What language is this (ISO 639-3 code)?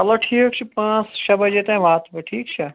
kas